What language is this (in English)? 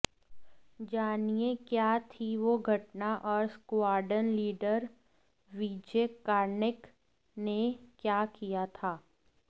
Hindi